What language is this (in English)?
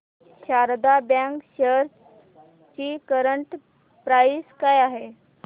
Marathi